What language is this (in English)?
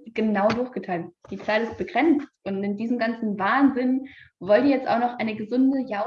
German